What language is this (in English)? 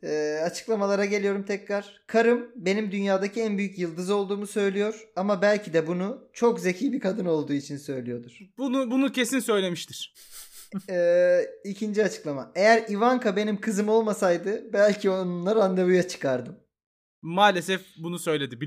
Turkish